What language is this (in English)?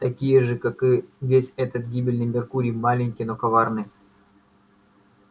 Russian